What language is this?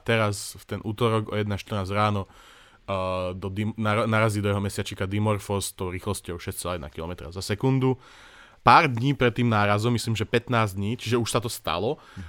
Slovak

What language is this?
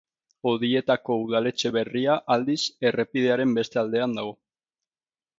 Basque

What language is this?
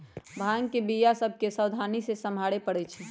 Magahi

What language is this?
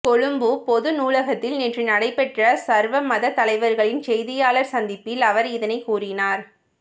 Tamil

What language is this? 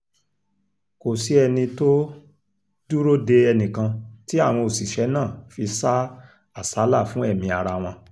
Yoruba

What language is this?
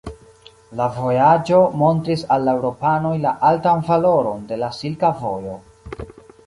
Esperanto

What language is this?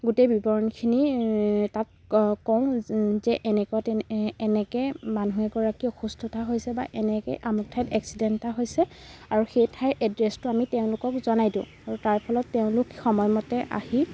Assamese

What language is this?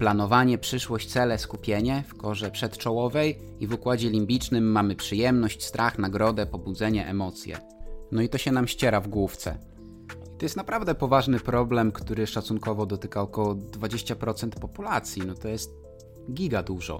Polish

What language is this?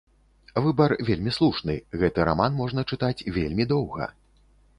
Belarusian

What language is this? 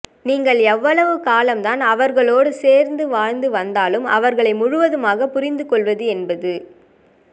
Tamil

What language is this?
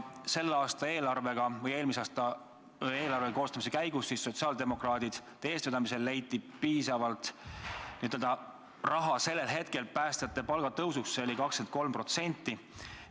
Estonian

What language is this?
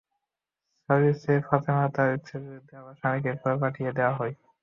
Bangla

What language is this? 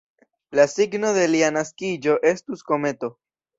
Esperanto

